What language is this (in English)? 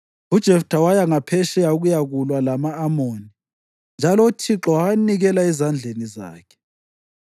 North Ndebele